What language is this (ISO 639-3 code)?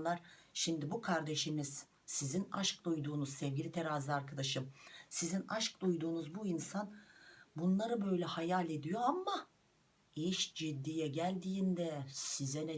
tur